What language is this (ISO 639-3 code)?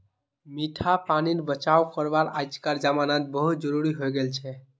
mag